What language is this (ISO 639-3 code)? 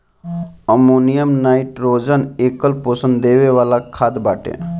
bho